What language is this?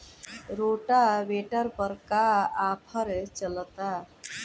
Bhojpuri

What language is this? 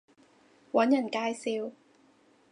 Cantonese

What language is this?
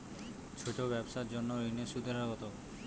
Bangla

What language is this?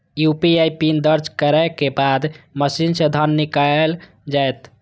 Maithili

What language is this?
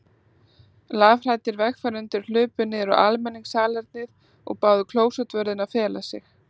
Icelandic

